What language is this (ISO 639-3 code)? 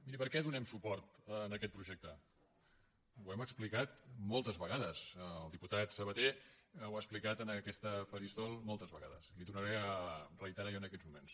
cat